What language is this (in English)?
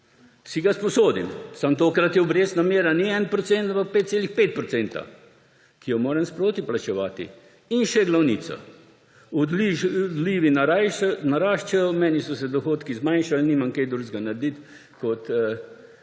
Slovenian